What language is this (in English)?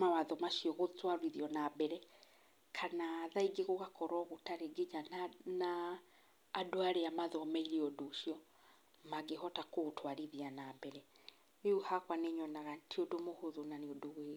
Kikuyu